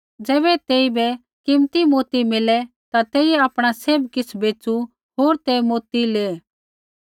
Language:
Kullu Pahari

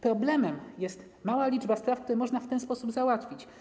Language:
Polish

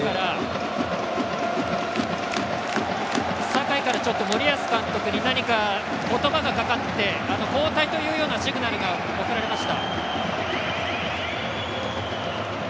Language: Japanese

